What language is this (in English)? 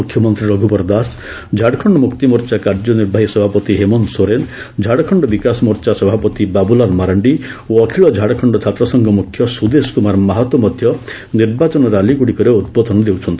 Odia